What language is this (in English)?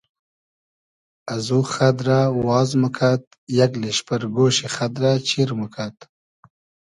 Hazaragi